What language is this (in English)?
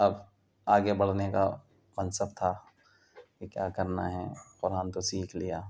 Urdu